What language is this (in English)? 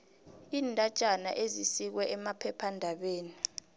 South Ndebele